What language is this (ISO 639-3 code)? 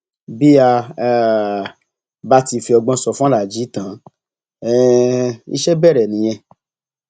yor